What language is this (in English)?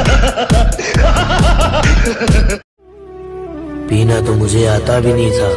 Hindi